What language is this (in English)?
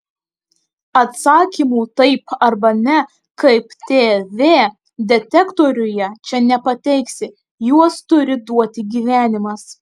Lithuanian